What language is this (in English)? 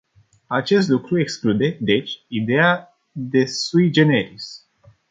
Romanian